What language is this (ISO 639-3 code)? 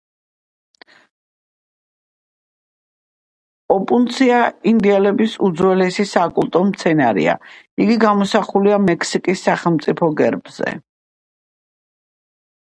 kat